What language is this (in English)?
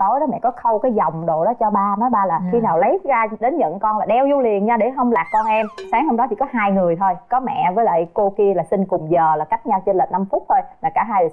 Vietnamese